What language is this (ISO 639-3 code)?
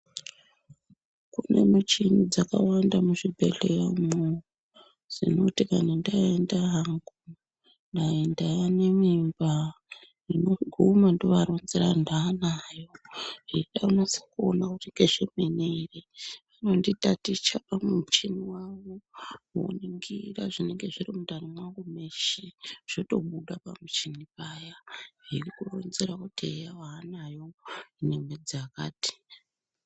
ndc